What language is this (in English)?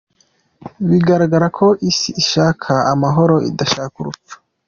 Kinyarwanda